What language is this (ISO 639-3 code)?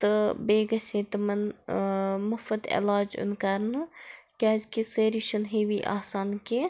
kas